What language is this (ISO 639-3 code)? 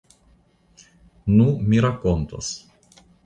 epo